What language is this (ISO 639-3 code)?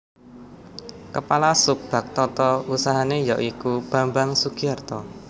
jav